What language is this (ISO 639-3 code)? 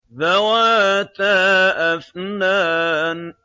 ara